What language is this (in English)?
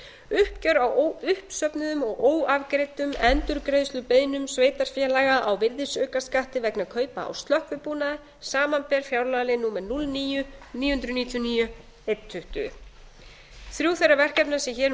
Icelandic